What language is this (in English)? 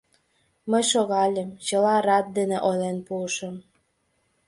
Mari